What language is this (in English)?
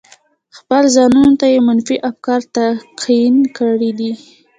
Pashto